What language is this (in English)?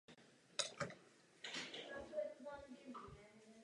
Czech